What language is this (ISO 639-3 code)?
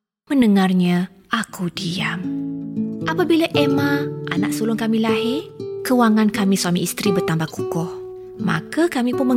msa